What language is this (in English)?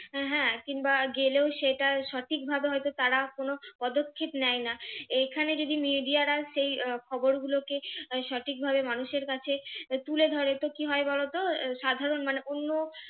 Bangla